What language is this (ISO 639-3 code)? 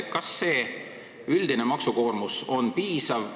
est